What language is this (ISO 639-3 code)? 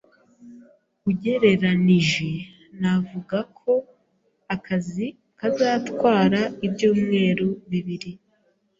kin